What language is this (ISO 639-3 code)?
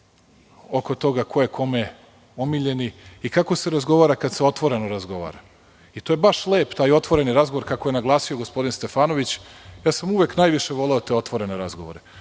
srp